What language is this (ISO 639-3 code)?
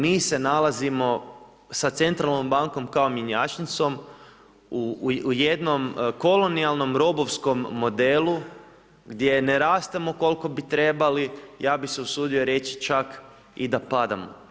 hrv